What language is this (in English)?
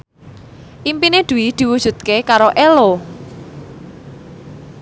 Javanese